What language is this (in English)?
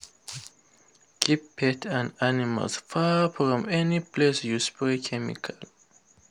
Nigerian Pidgin